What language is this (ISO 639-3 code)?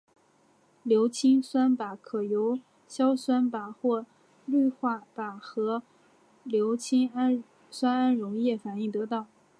zho